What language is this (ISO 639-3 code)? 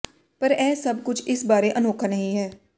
pan